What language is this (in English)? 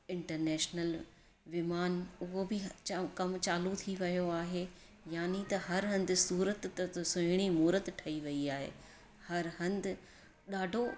Sindhi